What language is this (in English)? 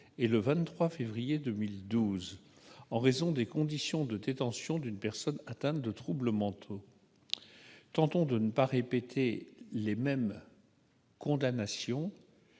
French